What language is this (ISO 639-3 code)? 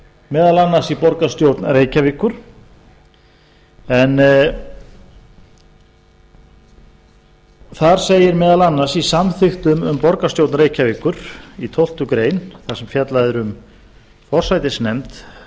isl